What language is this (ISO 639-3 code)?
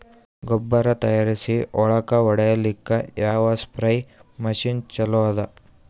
kan